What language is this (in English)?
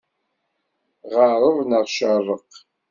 Kabyle